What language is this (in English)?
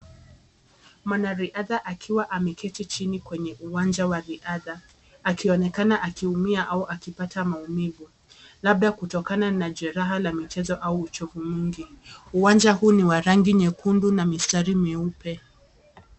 Swahili